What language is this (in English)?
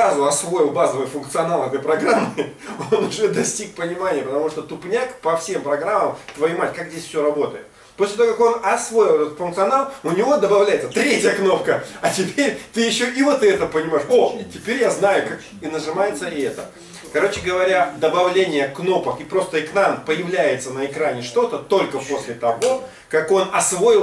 Russian